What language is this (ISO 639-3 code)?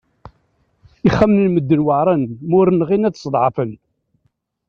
kab